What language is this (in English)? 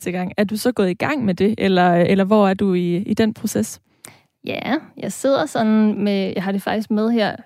Danish